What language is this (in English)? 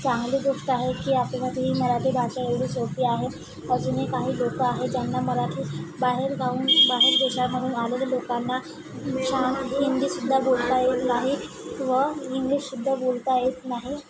Marathi